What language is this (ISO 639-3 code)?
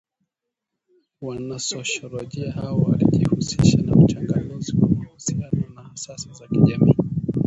swa